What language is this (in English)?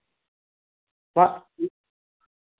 Santali